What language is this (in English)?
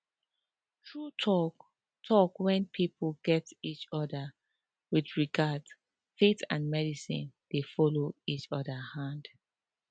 Nigerian Pidgin